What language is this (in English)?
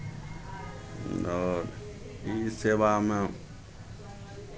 Maithili